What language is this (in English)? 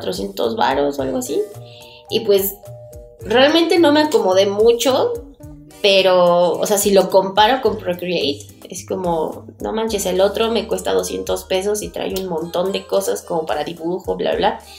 Spanish